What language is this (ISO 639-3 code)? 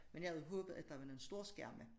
dan